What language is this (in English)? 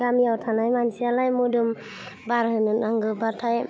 Bodo